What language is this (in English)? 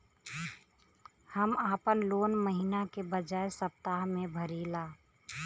Bhojpuri